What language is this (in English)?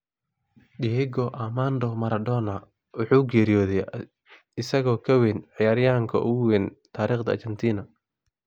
Somali